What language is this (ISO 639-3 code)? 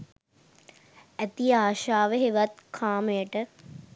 sin